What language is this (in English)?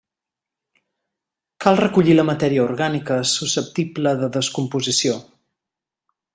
Catalan